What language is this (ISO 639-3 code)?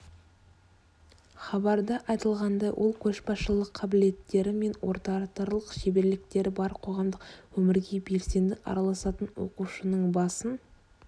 kaz